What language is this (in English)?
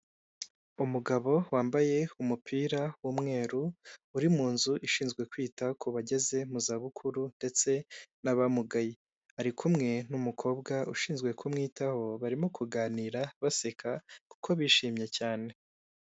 Kinyarwanda